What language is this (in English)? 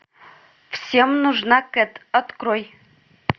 Russian